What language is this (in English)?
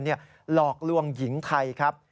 Thai